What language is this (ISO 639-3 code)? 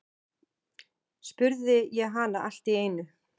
isl